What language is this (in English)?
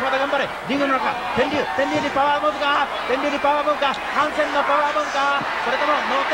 Japanese